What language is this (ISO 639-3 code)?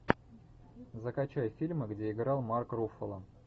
rus